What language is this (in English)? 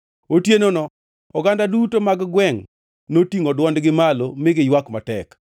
Luo (Kenya and Tanzania)